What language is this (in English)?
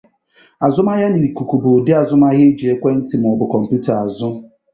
Igbo